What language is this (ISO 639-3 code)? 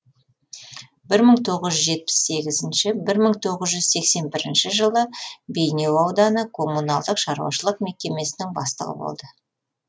kaz